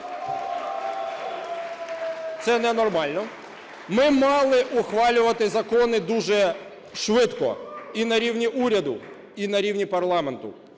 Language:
Ukrainian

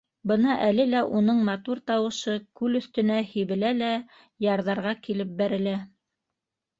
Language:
Bashkir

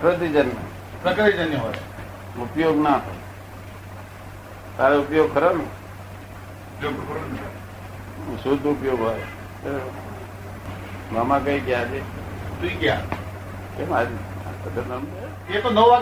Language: Gujarati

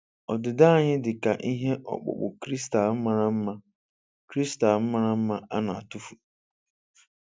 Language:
Igbo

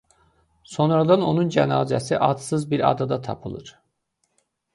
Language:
Azerbaijani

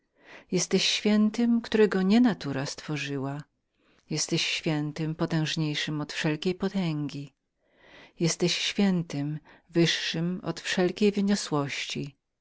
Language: Polish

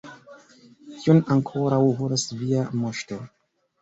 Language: Esperanto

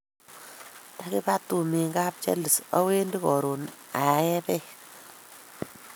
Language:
Kalenjin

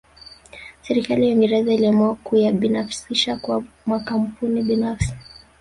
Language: Swahili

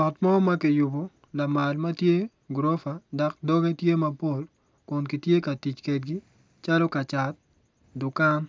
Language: Acoli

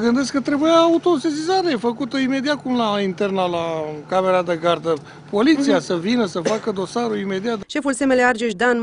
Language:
Romanian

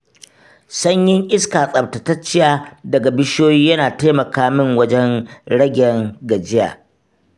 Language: Hausa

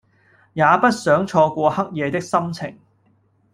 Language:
Cantonese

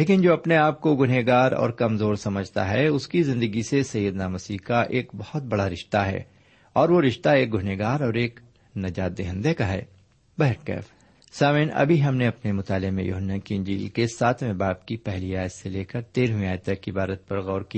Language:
Urdu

